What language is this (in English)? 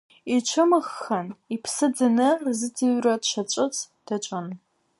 Abkhazian